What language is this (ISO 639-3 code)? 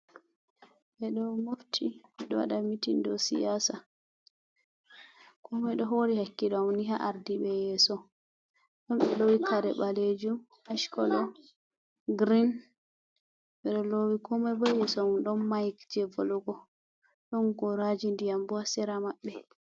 ful